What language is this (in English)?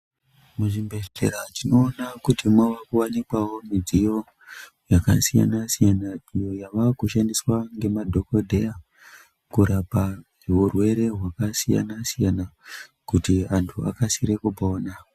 Ndau